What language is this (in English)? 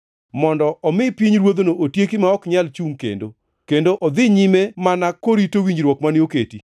Luo (Kenya and Tanzania)